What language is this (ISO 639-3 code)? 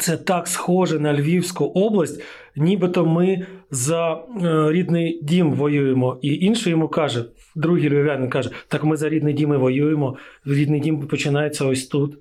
ukr